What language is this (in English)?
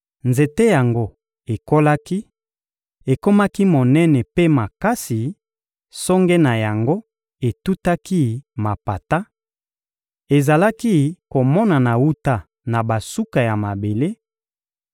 Lingala